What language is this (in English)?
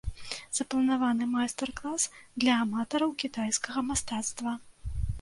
Belarusian